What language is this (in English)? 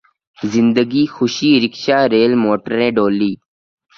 Urdu